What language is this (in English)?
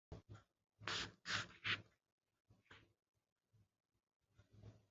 Kabyle